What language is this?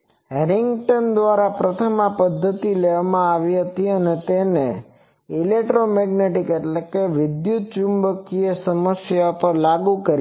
Gujarati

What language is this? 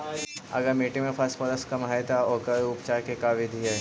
Magahi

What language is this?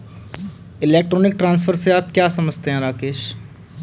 Hindi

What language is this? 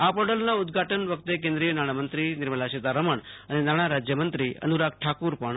Gujarati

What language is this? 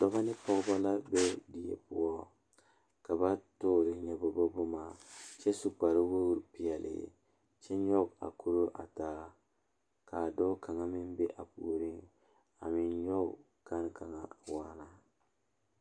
Southern Dagaare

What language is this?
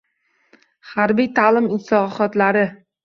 Uzbek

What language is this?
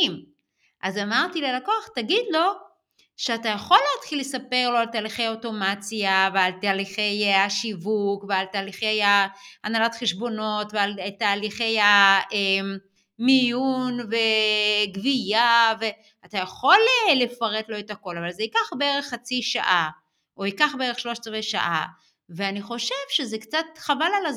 Hebrew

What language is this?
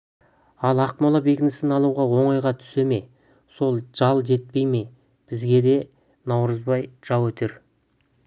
Kazakh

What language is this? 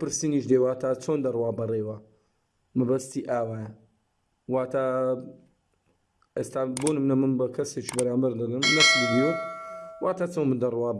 Turkish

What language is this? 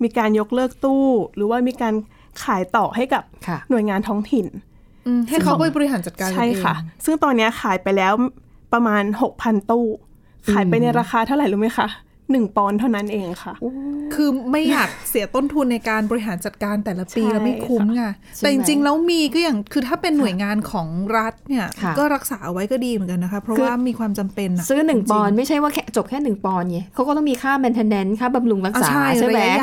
Thai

